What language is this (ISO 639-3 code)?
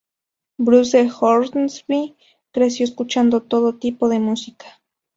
spa